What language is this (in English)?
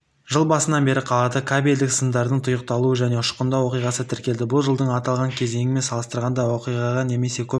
Kazakh